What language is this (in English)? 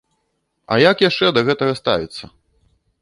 Belarusian